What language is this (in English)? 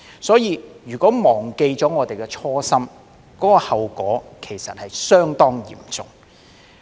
Cantonese